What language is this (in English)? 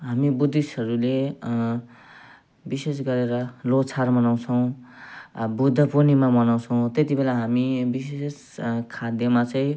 Nepali